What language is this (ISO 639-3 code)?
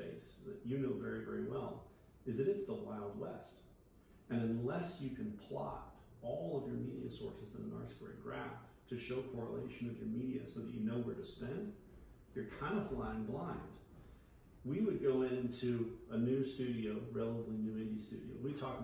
eng